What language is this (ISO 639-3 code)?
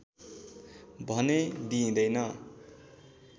nep